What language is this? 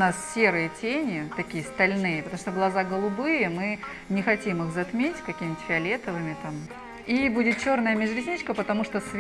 Russian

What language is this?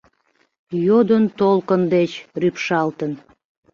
Mari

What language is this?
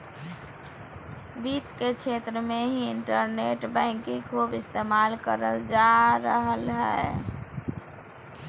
Magahi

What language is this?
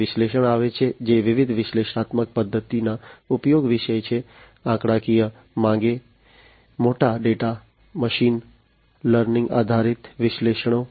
Gujarati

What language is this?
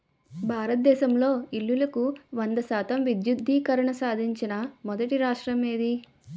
Telugu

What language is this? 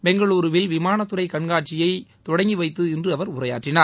Tamil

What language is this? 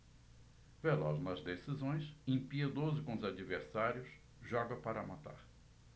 Portuguese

